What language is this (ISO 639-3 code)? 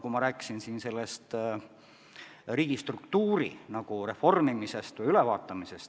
est